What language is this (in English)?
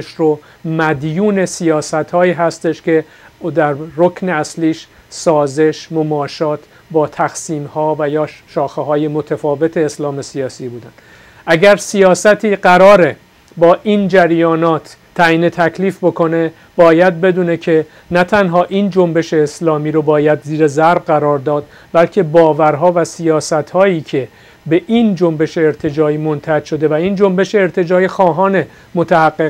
Persian